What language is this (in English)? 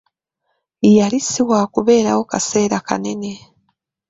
Ganda